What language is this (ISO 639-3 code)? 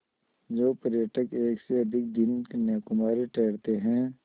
hin